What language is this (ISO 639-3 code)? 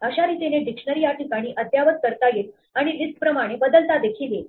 mar